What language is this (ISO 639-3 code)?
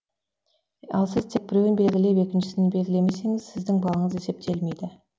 kaz